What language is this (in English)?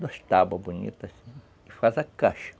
Portuguese